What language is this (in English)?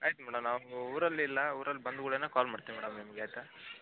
Kannada